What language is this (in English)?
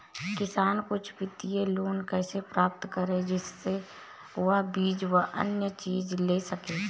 Hindi